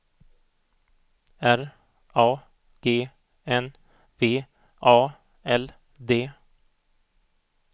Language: Swedish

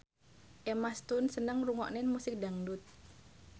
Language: Javanese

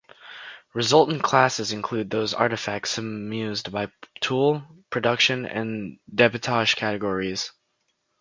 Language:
English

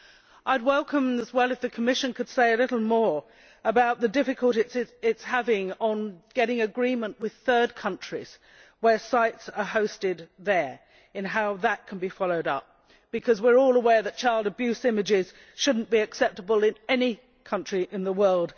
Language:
English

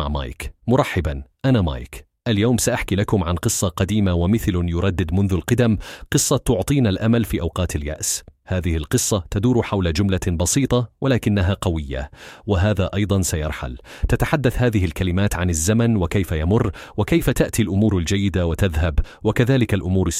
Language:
Arabic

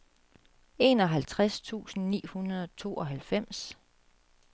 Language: Danish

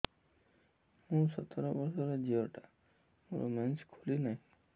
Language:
Odia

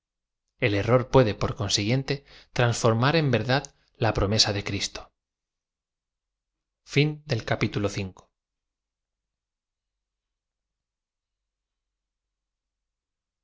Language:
Spanish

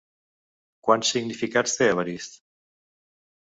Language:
Catalan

